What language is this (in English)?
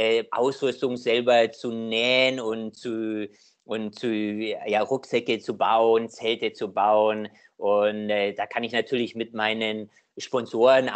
German